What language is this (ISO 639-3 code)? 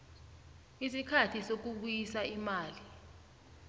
nbl